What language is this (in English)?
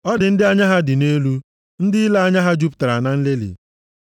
Igbo